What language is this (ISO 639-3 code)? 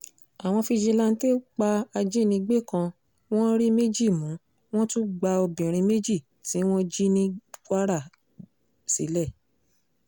yor